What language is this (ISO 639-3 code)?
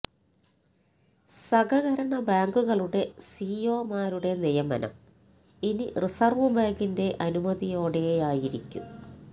mal